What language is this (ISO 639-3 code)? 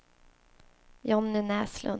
swe